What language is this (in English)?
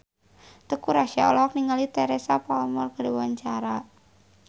Sundanese